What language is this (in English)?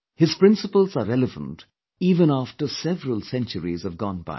English